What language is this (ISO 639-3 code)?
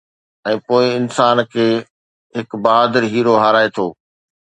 snd